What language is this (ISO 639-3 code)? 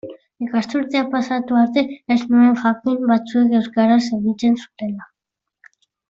eus